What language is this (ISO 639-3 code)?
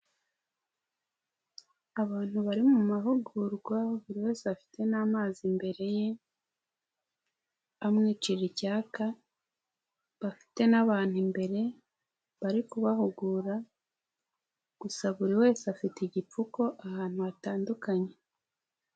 kin